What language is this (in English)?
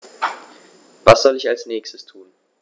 German